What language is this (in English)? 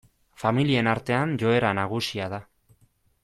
Basque